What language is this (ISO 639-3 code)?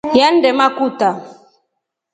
rof